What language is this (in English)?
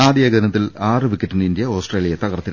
Malayalam